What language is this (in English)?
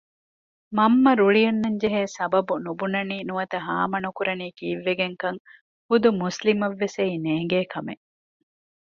Divehi